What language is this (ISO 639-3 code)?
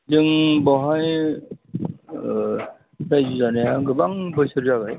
brx